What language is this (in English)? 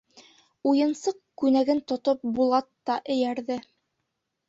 Bashkir